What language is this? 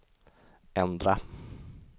Swedish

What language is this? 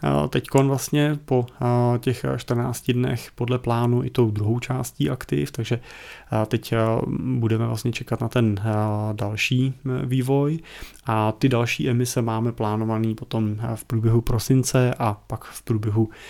Czech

